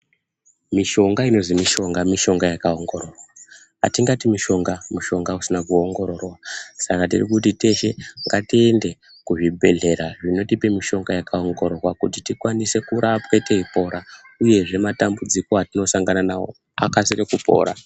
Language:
Ndau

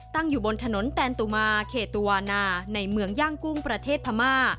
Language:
Thai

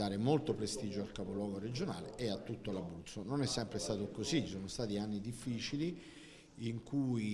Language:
Italian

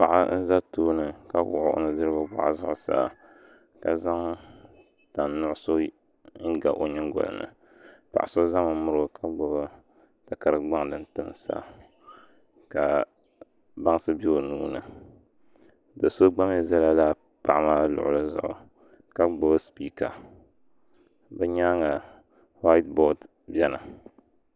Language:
Dagbani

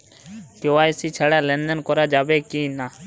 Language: Bangla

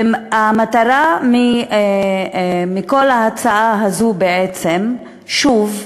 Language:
Hebrew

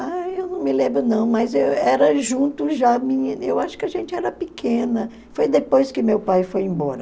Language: Portuguese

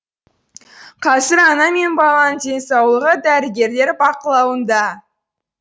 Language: Kazakh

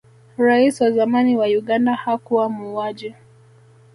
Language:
Swahili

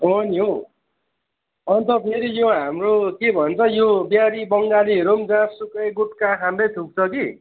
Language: Nepali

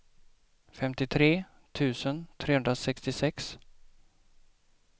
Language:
Swedish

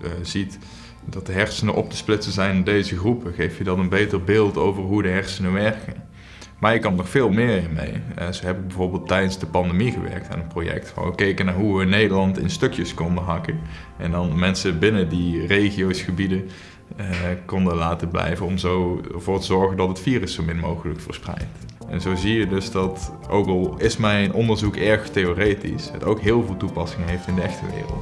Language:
Dutch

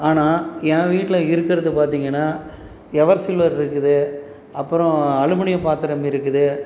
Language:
Tamil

